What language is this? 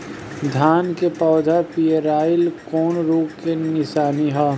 Bhojpuri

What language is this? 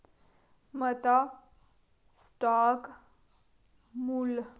Dogri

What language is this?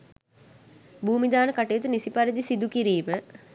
Sinhala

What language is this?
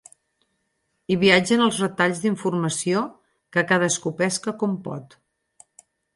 Catalan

